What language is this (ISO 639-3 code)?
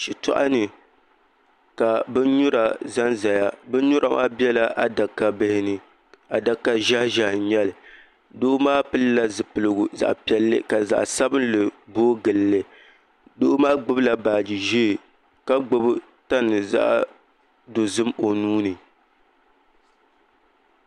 dag